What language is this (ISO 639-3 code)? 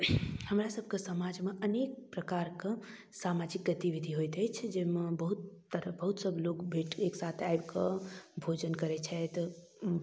mai